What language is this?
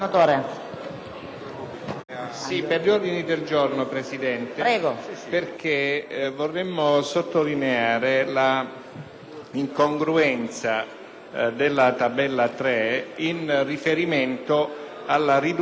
Italian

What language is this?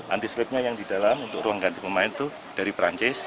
Indonesian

